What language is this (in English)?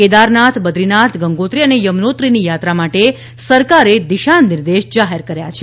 Gujarati